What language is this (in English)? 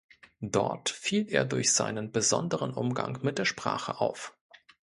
German